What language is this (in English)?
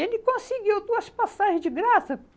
Portuguese